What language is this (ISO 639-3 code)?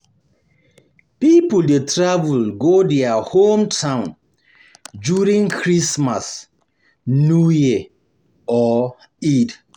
pcm